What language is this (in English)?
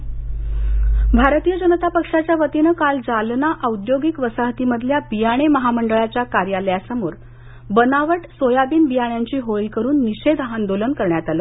Marathi